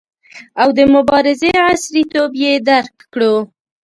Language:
Pashto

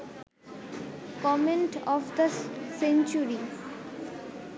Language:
Bangla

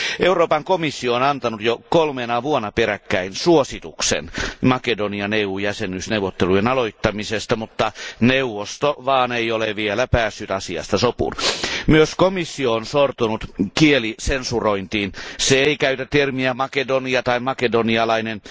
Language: Finnish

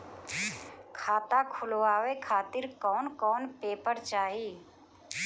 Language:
Bhojpuri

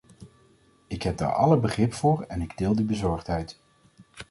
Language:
Dutch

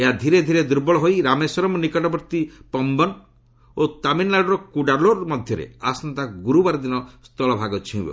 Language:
Odia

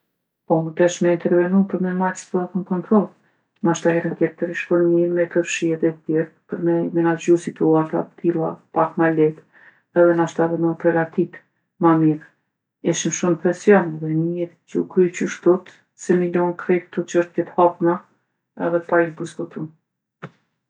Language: Gheg Albanian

